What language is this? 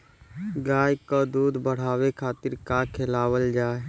Bhojpuri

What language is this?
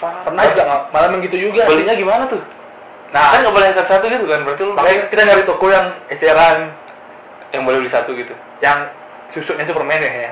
Indonesian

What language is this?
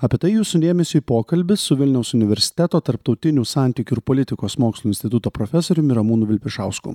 Lithuanian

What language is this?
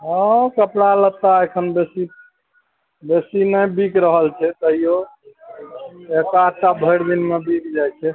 Maithili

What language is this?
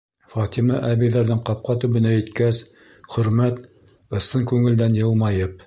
Bashkir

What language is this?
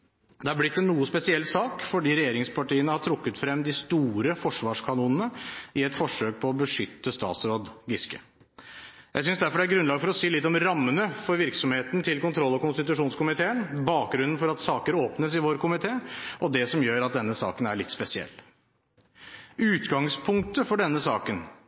Norwegian Bokmål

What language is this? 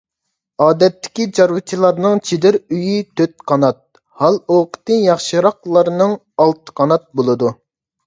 Uyghur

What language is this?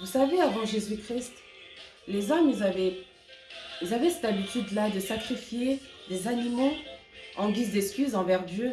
French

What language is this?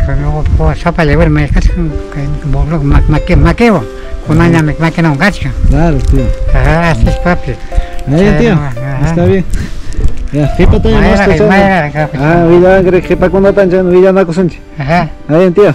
Spanish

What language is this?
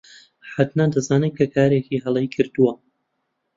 Central Kurdish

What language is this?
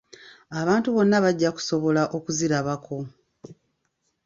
Ganda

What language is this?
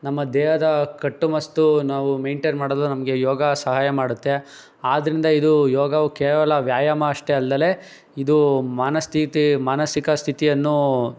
Kannada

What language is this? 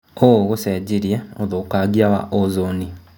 Kikuyu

